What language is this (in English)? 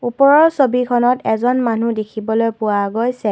Assamese